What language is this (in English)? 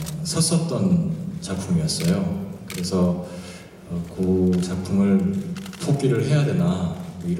Korean